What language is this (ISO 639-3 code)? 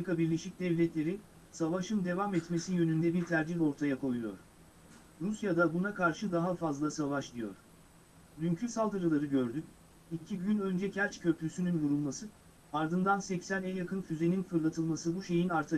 tur